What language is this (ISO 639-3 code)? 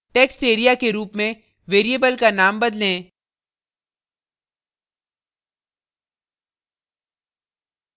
hin